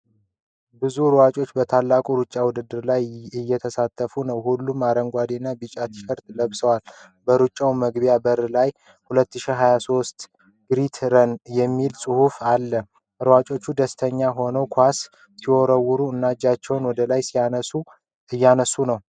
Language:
Amharic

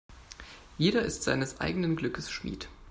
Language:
German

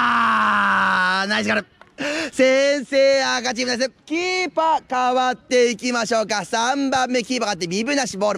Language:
Japanese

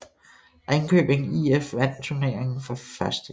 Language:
Danish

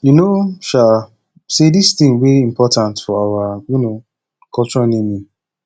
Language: Nigerian Pidgin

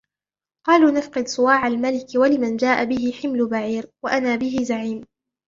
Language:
Arabic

